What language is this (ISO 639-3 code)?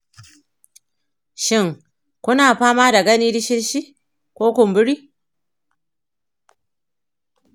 hau